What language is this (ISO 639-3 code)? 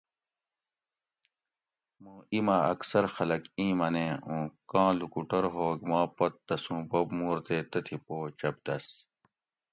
gwc